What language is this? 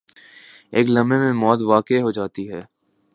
Urdu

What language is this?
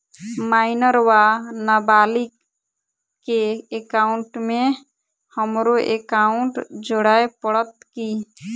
Maithili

